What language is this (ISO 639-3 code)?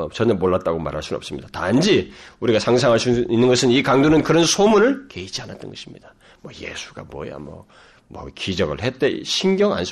kor